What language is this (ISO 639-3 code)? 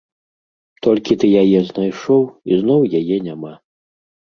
bel